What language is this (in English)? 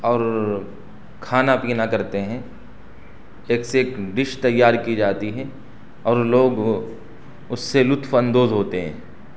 Urdu